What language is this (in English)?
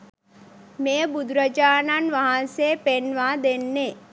Sinhala